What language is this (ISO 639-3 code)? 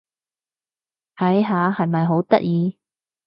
yue